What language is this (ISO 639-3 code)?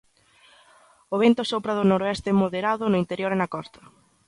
glg